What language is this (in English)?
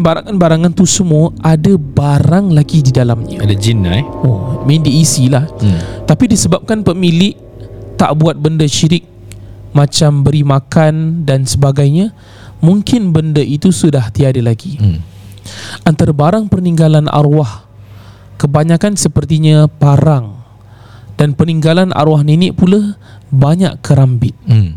Malay